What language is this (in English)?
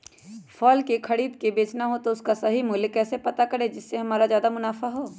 Magahi